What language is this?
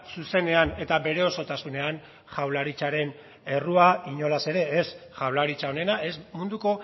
Basque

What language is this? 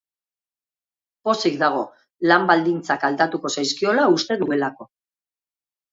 Basque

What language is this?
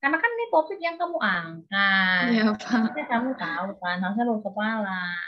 Indonesian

